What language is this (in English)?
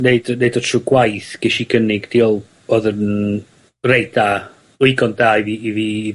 Welsh